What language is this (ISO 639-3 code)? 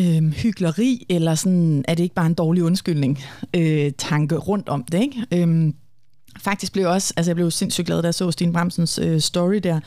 dan